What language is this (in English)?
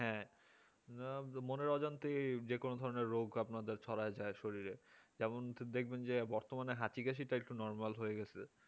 Bangla